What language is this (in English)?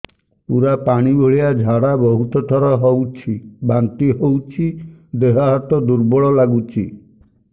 Odia